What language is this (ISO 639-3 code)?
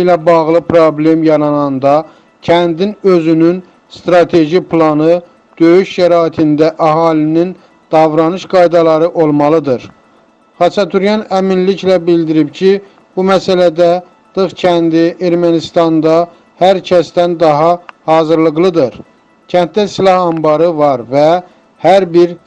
tur